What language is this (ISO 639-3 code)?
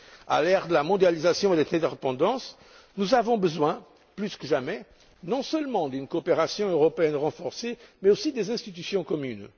fra